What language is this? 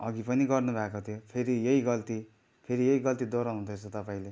Nepali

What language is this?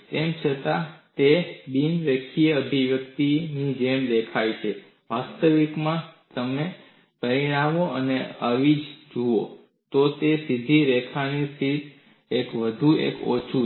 Gujarati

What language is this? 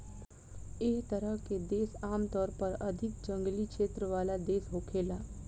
Bhojpuri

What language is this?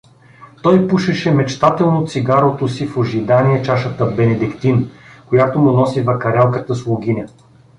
Bulgarian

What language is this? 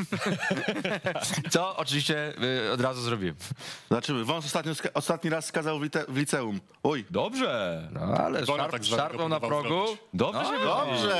Polish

